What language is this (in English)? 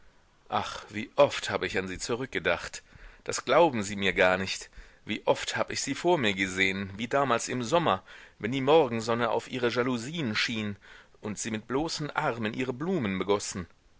German